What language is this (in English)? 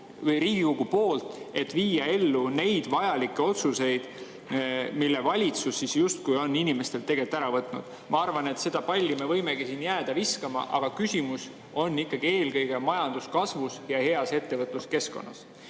Estonian